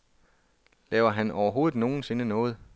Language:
Danish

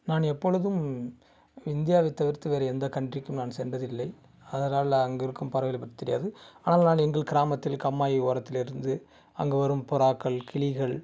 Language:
Tamil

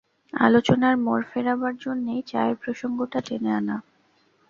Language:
Bangla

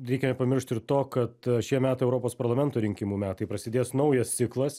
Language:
Lithuanian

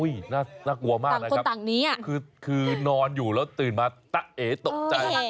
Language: Thai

